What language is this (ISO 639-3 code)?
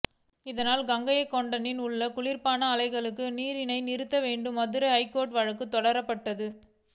tam